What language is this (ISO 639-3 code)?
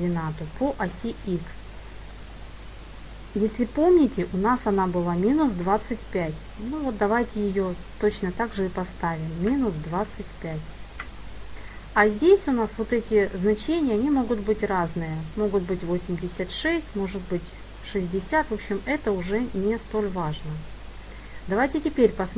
rus